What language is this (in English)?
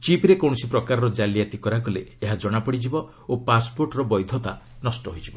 Odia